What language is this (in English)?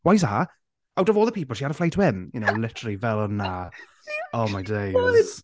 Welsh